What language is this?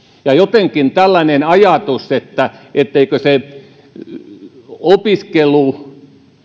Finnish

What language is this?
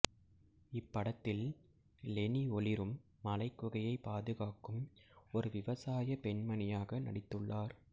Tamil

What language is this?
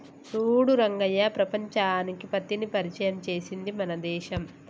Telugu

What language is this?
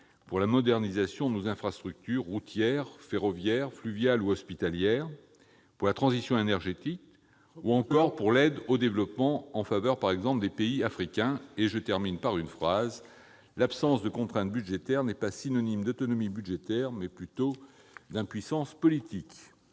French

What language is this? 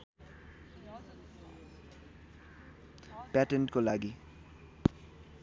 Nepali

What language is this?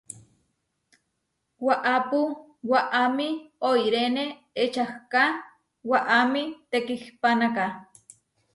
Huarijio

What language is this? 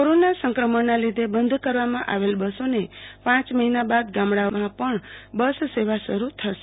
Gujarati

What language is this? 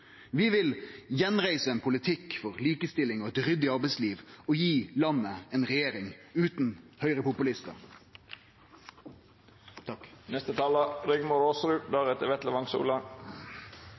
Norwegian Nynorsk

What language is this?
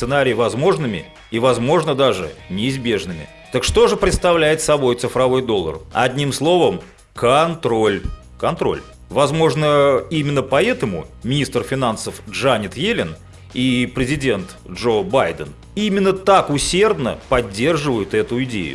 Russian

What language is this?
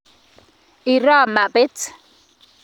Kalenjin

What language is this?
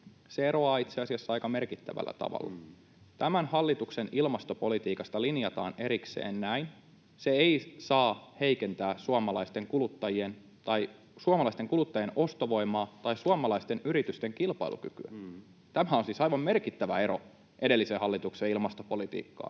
Finnish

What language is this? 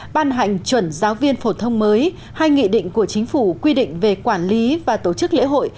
Vietnamese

